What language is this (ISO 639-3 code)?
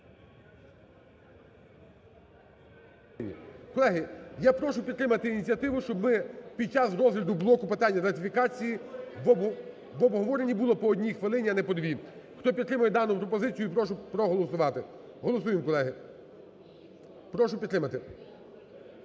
ukr